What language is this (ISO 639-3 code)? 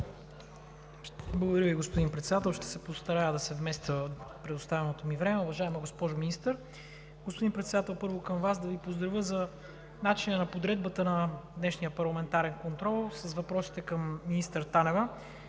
bul